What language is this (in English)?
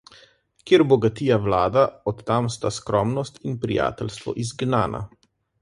Slovenian